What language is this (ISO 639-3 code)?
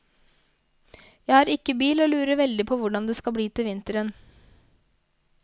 nor